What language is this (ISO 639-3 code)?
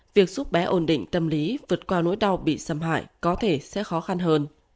vie